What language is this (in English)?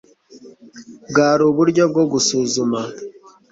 Kinyarwanda